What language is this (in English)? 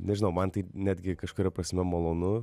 Lithuanian